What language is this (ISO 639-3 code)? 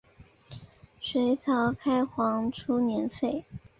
zho